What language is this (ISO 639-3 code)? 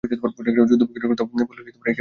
ben